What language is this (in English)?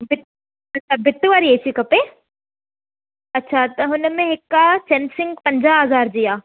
Sindhi